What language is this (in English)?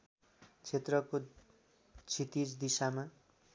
Nepali